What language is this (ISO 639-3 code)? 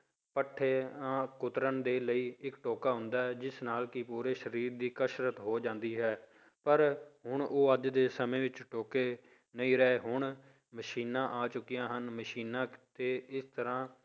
pan